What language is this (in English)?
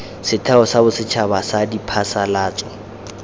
Tswana